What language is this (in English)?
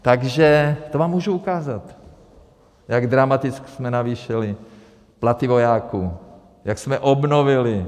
Czech